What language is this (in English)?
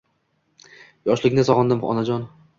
Uzbek